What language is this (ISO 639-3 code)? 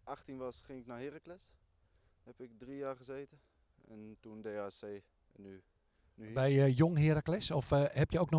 nld